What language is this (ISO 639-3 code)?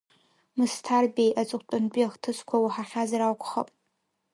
abk